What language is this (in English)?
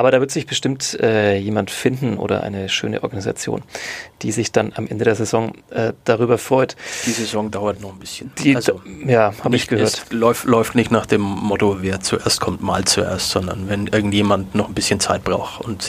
German